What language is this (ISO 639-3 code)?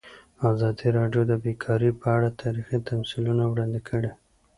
pus